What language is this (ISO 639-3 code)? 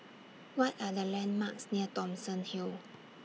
eng